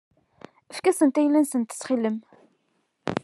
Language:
Kabyle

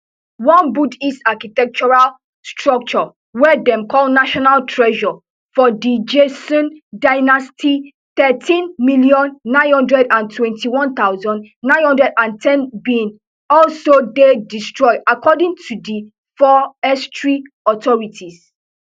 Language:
Nigerian Pidgin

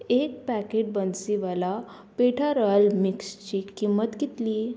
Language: Konkani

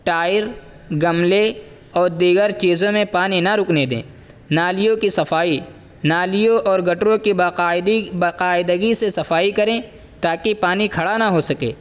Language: Urdu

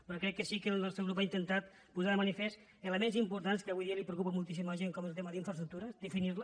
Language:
Catalan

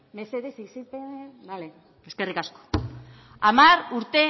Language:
Basque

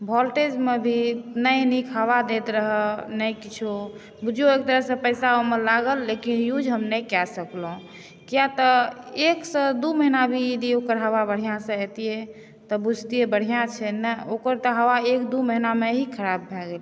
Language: Maithili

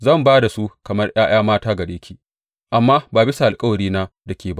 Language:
Hausa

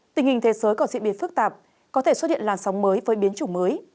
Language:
Vietnamese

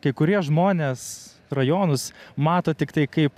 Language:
Lithuanian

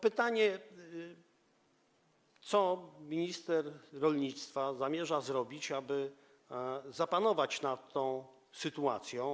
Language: Polish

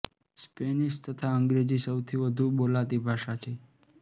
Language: Gujarati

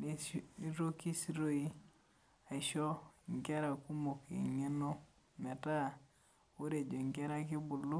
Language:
Masai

